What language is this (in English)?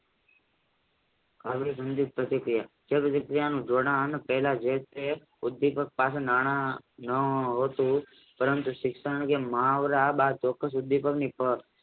Gujarati